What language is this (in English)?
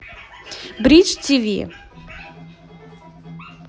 Russian